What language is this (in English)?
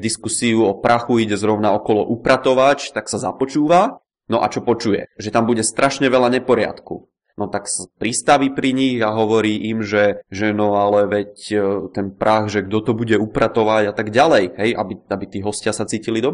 Czech